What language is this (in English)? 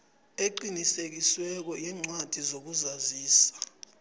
South Ndebele